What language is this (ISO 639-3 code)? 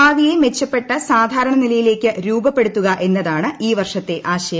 mal